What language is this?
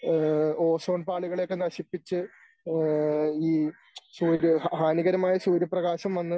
Malayalam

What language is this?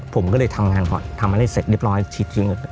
Thai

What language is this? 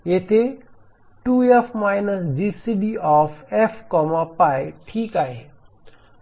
Marathi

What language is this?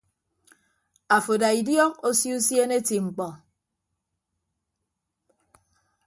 Ibibio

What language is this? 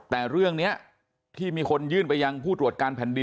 Thai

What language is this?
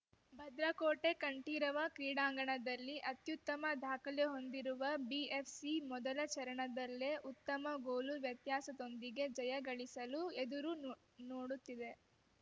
Kannada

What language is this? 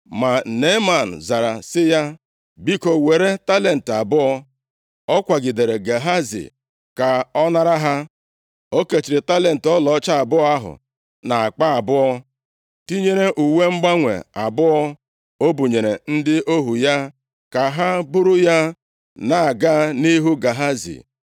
Igbo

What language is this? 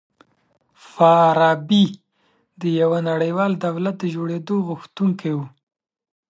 Pashto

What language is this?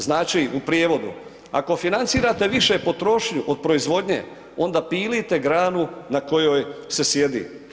Croatian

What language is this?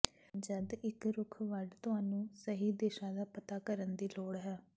Punjabi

